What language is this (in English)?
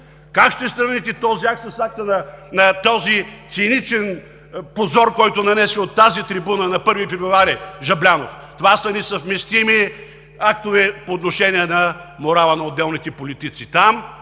Bulgarian